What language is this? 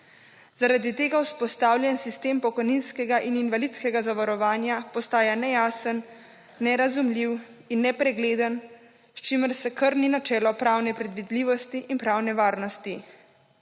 Slovenian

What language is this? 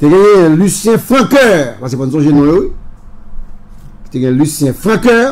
French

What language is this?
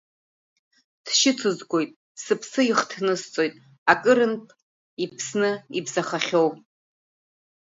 Abkhazian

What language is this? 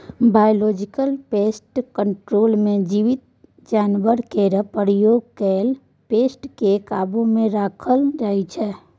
Maithili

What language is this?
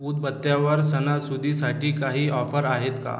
Marathi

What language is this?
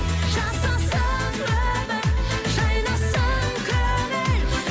Kazakh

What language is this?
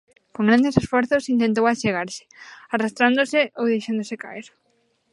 Galician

